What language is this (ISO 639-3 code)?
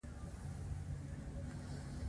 pus